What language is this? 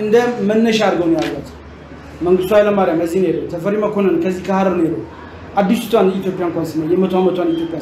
Turkish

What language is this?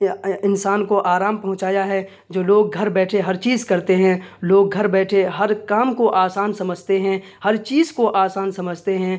Urdu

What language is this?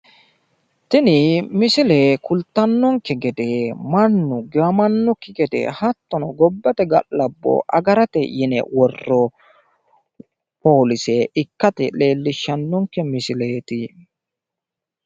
Sidamo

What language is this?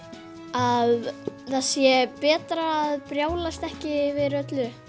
Icelandic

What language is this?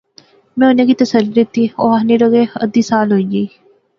Pahari-Potwari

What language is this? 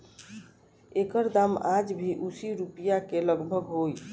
Bhojpuri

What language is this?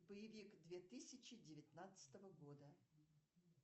Russian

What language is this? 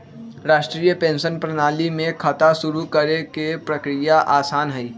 Magahi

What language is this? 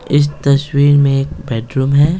Hindi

